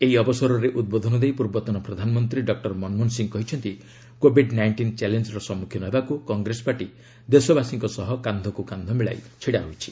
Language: Odia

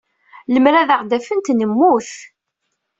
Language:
Kabyle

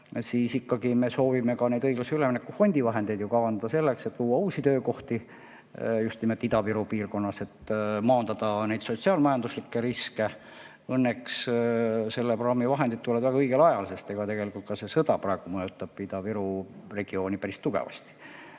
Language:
Estonian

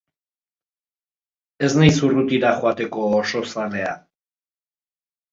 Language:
Basque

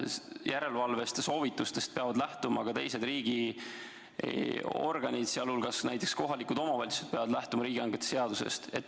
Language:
Estonian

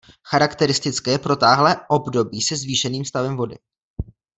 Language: Czech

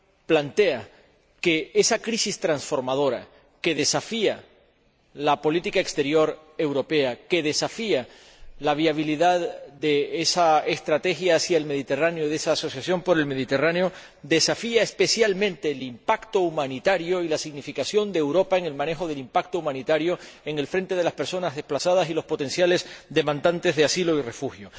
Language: Spanish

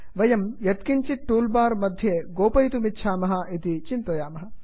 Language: Sanskrit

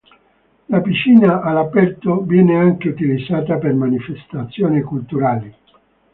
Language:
Italian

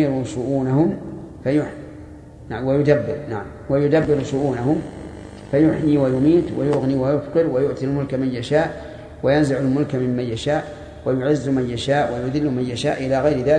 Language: Arabic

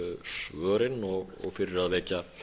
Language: Icelandic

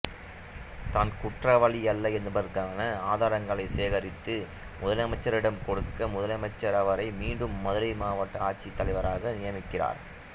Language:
Tamil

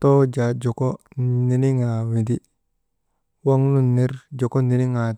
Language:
Maba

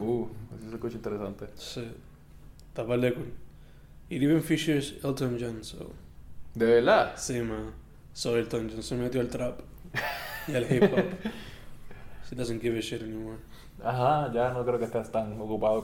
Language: Spanish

